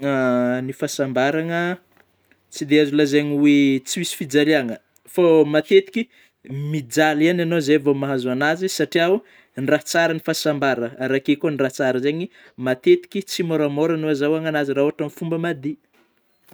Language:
Northern Betsimisaraka Malagasy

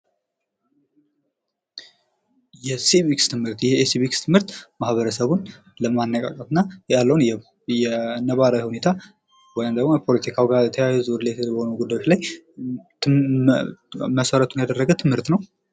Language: Amharic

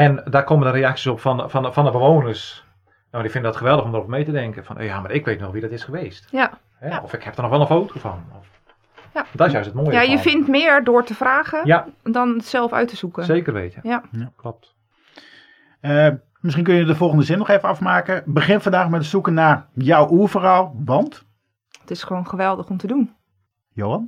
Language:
Dutch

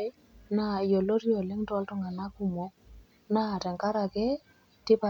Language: Masai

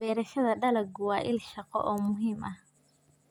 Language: Somali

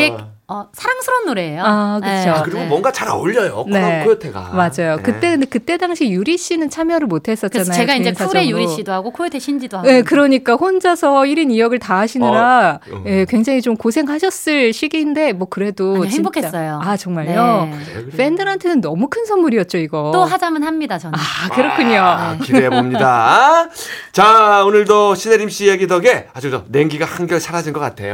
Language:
Korean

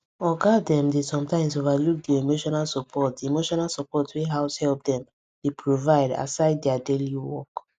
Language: Nigerian Pidgin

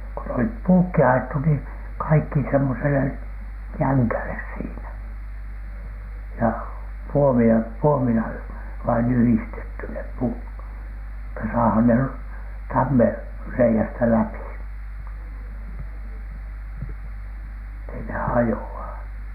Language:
Finnish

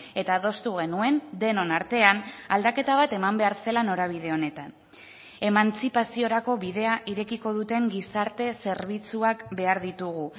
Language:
Basque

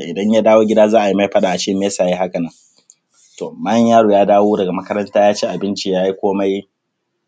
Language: Hausa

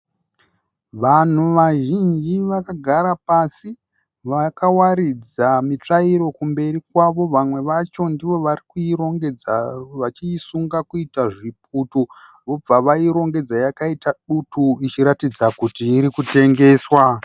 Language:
Shona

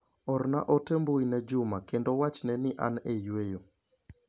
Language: Luo (Kenya and Tanzania)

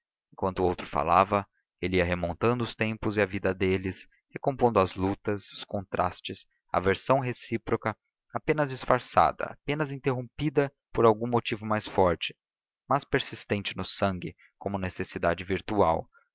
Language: Portuguese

